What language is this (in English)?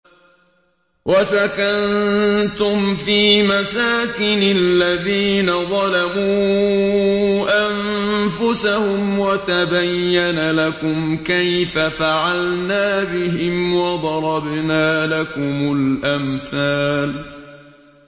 Arabic